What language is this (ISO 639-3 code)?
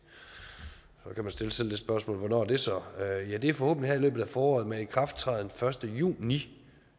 dan